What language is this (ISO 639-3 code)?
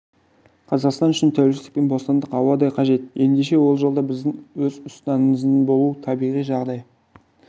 kaz